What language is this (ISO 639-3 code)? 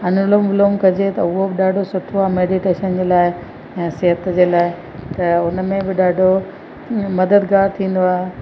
snd